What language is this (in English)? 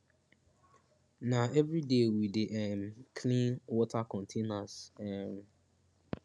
Nigerian Pidgin